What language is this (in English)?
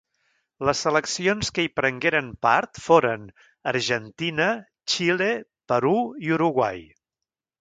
Catalan